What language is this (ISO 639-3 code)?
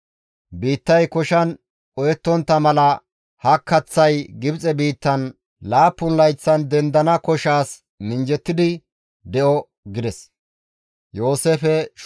gmv